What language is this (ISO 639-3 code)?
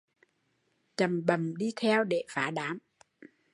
vie